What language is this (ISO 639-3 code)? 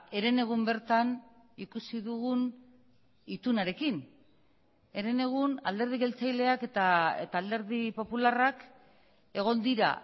eus